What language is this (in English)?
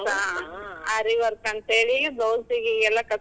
Kannada